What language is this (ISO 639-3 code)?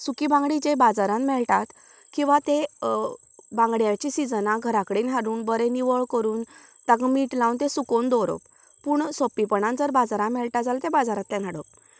kok